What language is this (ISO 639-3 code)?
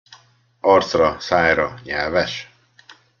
hun